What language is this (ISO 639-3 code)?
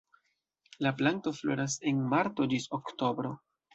epo